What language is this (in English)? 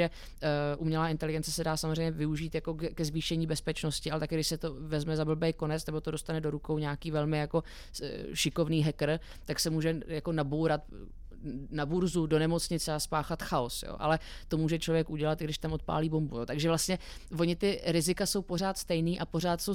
Czech